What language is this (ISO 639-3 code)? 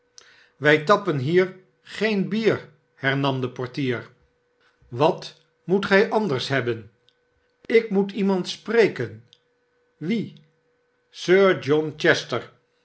nld